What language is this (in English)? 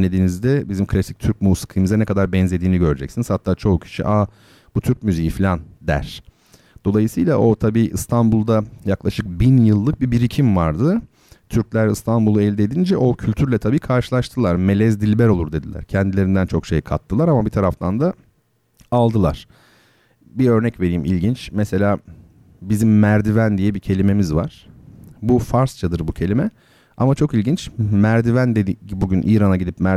Turkish